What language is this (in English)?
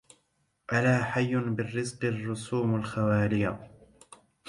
Arabic